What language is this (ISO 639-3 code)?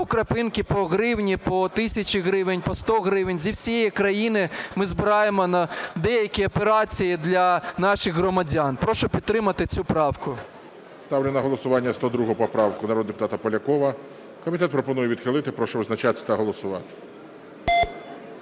ukr